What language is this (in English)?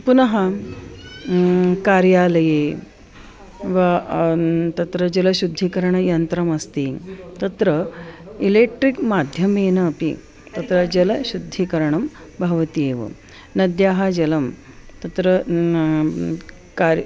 Sanskrit